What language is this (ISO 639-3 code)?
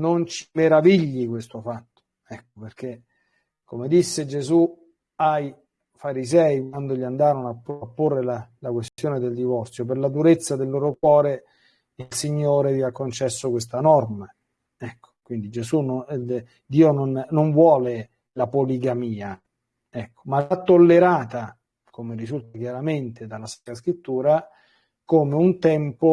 ita